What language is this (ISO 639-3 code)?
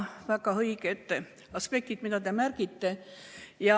est